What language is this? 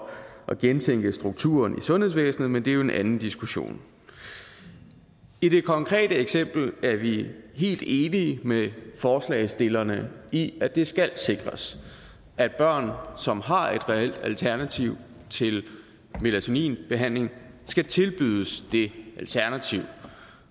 Danish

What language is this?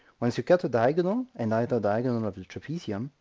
English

